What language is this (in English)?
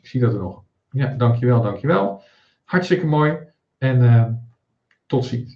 Dutch